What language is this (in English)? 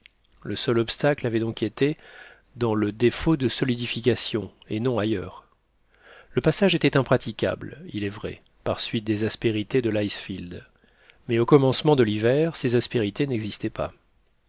French